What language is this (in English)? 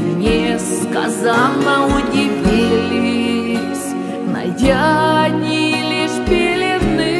Russian